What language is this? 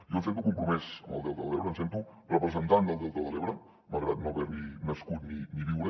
Catalan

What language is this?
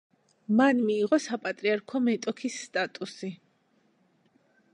Georgian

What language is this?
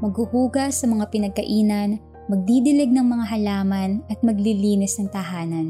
Filipino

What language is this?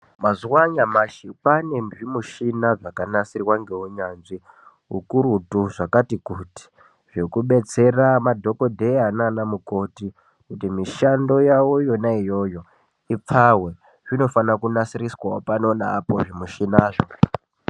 Ndau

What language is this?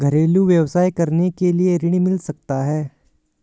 Hindi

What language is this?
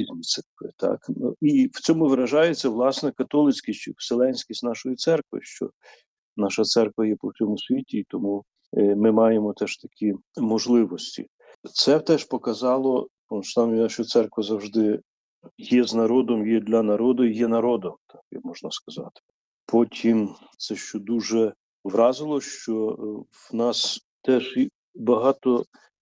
Ukrainian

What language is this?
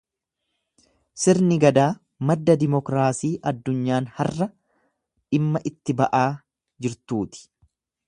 Oromo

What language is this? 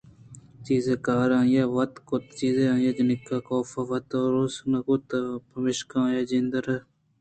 Eastern Balochi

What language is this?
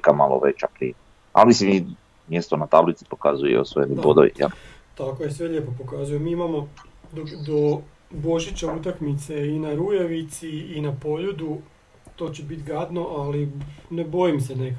Croatian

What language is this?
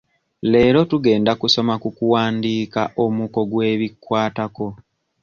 Ganda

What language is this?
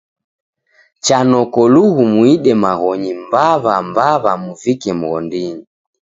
Taita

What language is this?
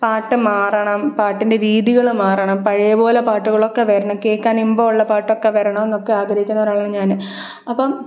Malayalam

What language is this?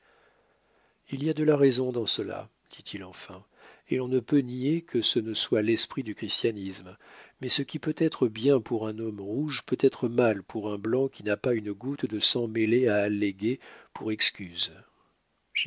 French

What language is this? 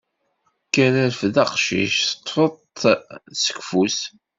Kabyle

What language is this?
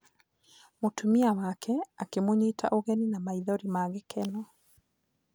Kikuyu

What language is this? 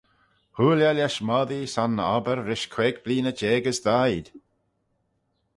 Manx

